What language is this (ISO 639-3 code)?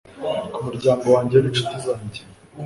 kin